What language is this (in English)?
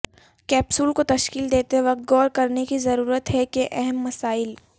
Urdu